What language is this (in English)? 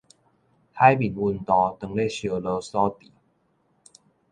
Min Nan Chinese